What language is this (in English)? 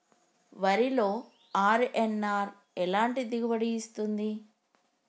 Telugu